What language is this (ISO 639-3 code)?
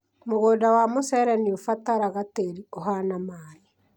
kik